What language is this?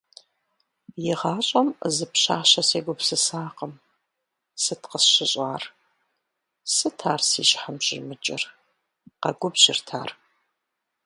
Kabardian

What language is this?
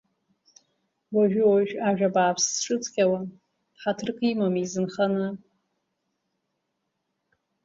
Abkhazian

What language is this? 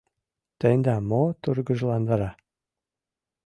Mari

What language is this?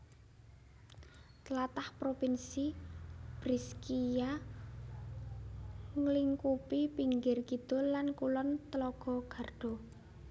Javanese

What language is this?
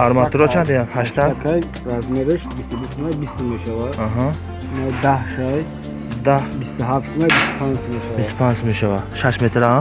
Turkish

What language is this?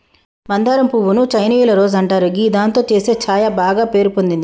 Telugu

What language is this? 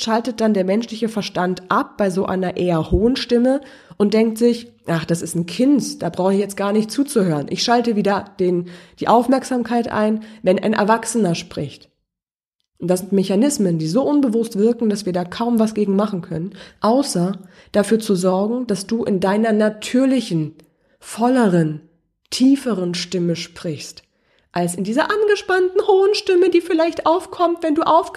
German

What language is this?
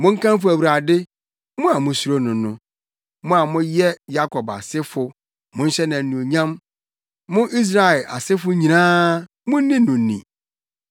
Akan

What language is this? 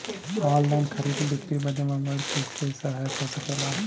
Bhojpuri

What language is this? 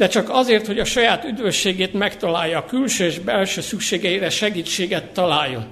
Hungarian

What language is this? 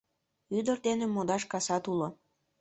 Mari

